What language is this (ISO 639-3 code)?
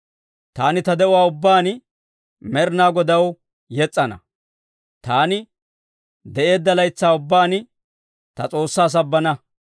dwr